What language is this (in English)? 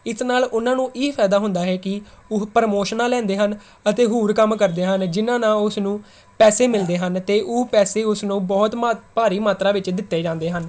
Punjabi